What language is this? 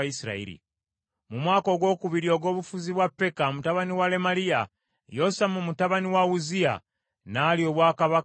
Ganda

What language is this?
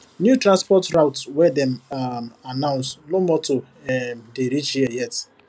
Nigerian Pidgin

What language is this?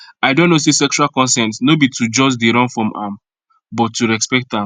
Nigerian Pidgin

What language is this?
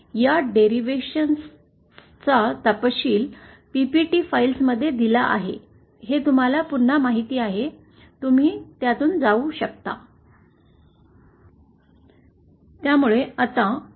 Marathi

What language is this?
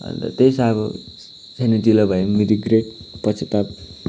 Nepali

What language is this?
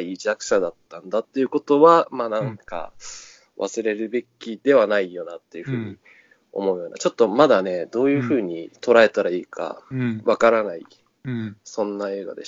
Japanese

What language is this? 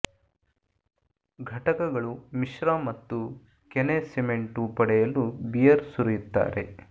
Kannada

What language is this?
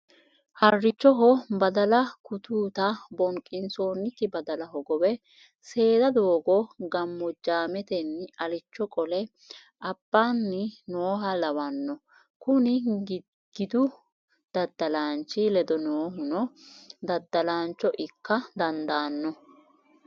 Sidamo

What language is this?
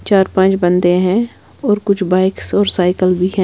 Hindi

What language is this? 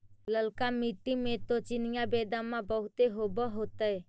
Magahi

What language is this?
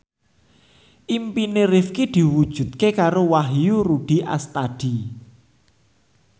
Javanese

